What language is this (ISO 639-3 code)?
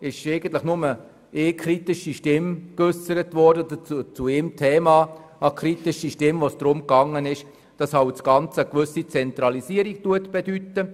gsw